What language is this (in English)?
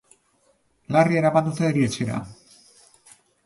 Basque